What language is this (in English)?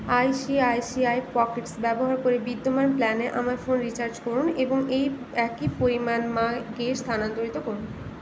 Bangla